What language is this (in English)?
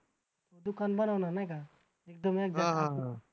Marathi